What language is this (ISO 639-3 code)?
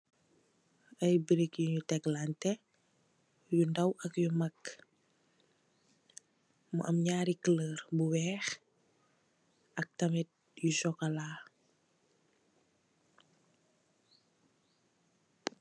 wol